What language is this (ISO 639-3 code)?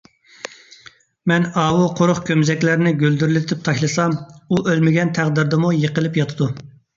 uig